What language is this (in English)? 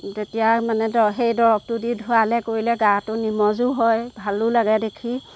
Assamese